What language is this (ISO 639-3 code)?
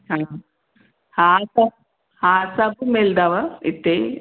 snd